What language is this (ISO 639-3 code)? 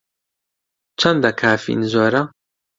ckb